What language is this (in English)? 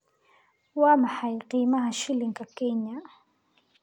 Somali